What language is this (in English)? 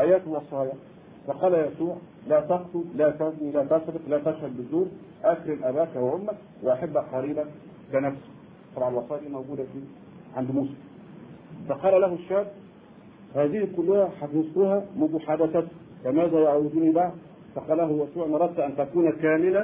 Arabic